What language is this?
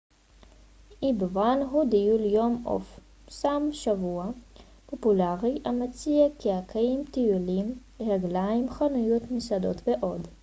Hebrew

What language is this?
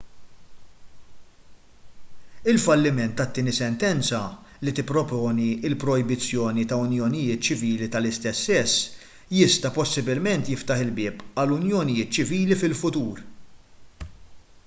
Maltese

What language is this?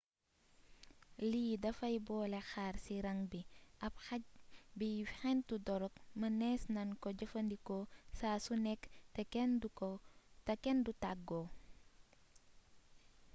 Wolof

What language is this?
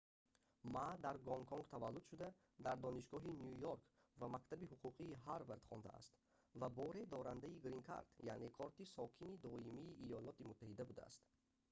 Tajik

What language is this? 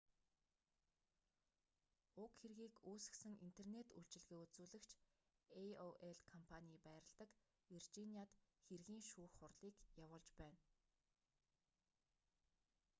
Mongolian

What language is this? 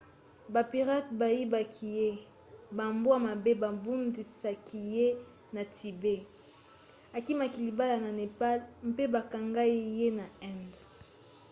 Lingala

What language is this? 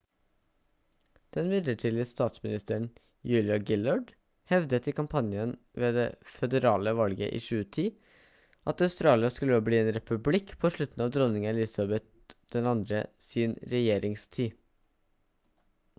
Norwegian Bokmål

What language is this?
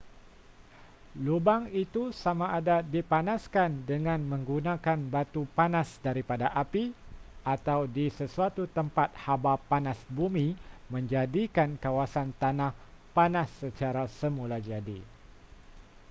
Malay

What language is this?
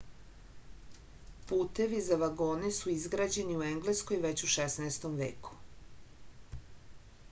Serbian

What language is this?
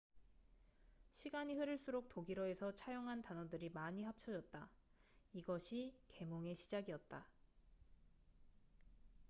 Korean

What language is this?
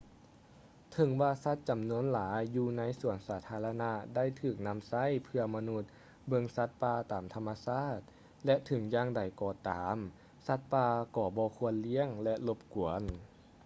Lao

